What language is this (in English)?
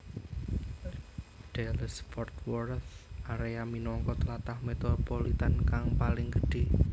Javanese